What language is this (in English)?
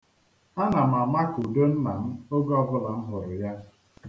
Igbo